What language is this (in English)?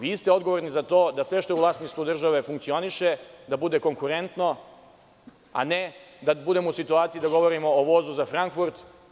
Serbian